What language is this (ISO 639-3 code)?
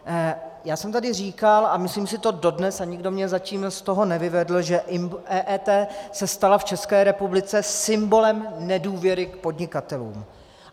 ces